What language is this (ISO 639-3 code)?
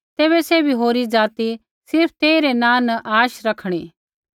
kfx